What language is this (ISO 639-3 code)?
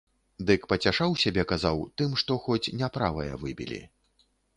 bel